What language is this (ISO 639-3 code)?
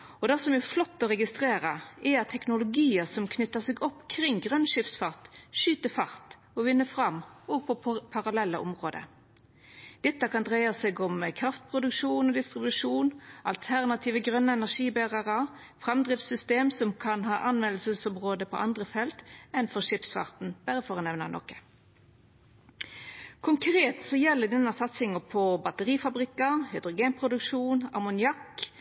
nno